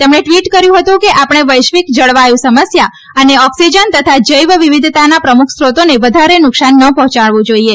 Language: Gujarati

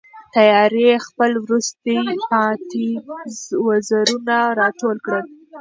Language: Pashto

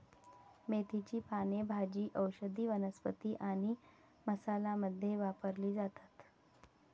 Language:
Marathi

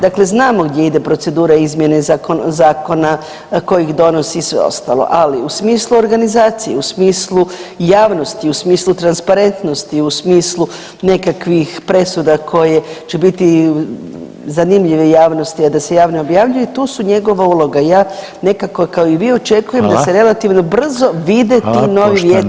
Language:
Croatian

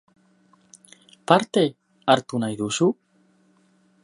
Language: Basque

